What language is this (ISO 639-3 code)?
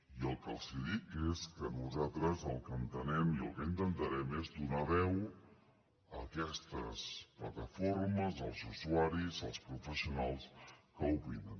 cat